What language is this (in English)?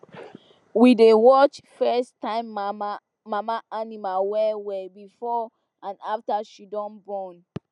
Nigerian Pidgin